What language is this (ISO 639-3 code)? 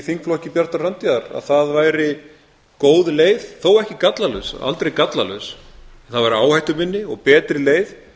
isl